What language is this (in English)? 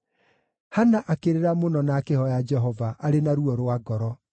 Kikuyu